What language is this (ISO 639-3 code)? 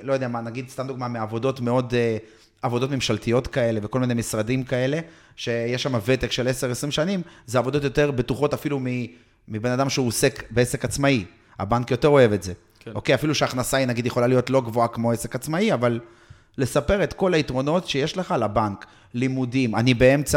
heb